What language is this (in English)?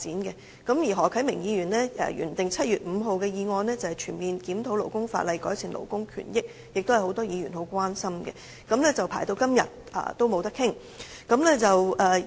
Cantonese